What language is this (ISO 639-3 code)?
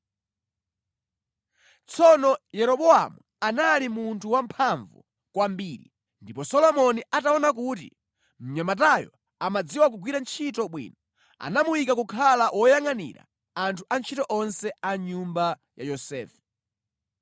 nya